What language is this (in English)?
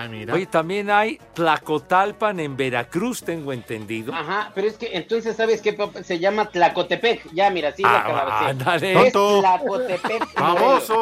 Spanish